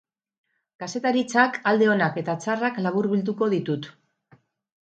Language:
Basque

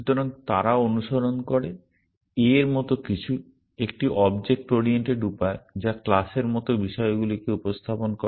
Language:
Bangla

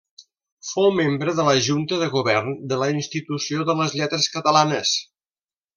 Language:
Catalan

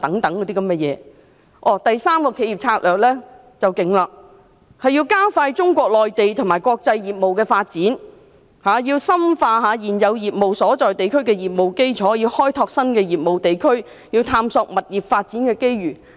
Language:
Cantonese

